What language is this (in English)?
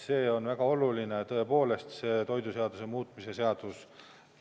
Estonian